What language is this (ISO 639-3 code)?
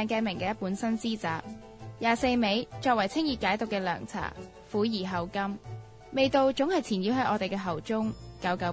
zho